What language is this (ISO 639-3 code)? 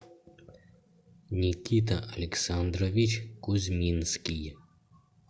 rus